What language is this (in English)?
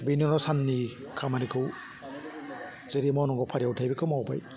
Bodo